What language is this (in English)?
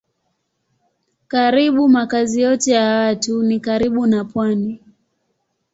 Swahili